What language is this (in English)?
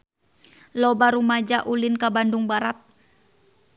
Sundanese